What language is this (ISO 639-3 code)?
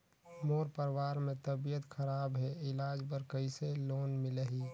hne